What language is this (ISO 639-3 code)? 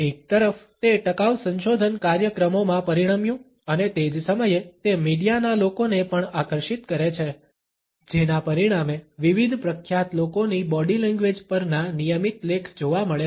guj